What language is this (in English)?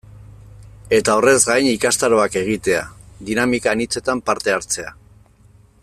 Basque